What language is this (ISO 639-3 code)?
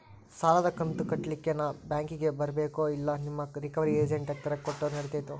kan